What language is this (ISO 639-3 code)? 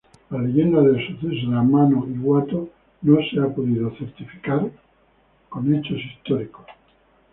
spa